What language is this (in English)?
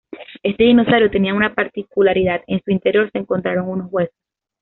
Spanish